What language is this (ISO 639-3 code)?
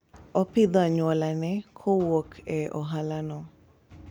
luo